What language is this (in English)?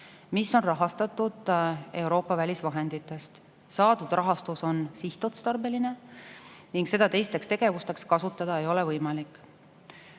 Estonian